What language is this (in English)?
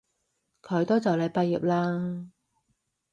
Cantonese